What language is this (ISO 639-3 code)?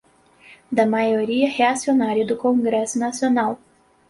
por